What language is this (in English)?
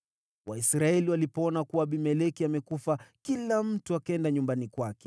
Swahili